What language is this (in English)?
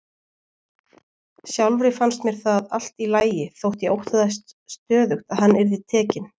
Icelandic